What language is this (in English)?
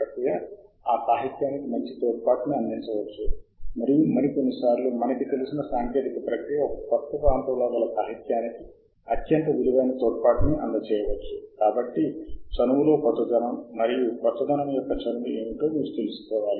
Telugu